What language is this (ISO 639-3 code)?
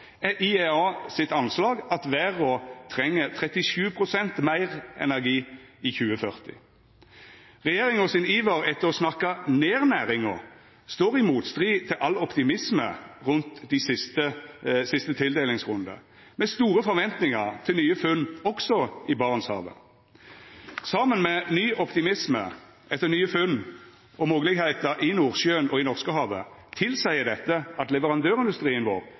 nno